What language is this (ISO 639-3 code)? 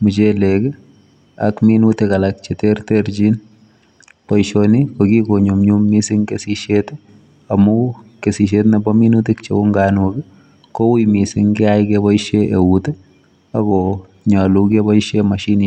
kln